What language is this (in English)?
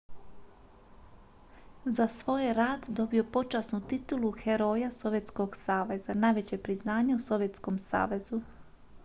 Croatian